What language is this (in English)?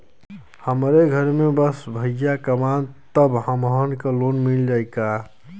Bhojpuri